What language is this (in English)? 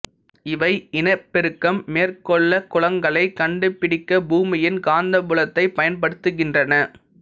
Tamil